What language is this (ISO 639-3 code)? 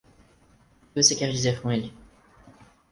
por